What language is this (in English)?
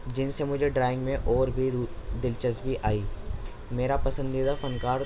Urdu